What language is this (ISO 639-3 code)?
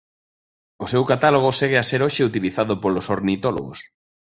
glg